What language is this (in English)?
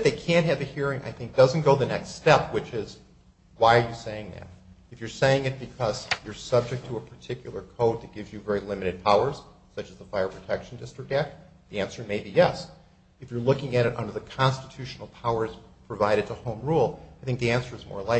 English